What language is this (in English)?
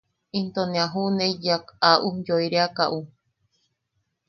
Yaqui